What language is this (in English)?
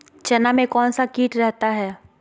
Magahi